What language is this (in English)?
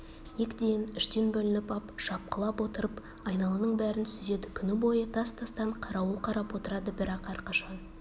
Kazakh